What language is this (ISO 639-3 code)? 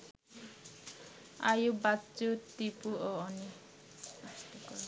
ben